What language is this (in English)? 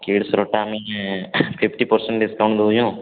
Odia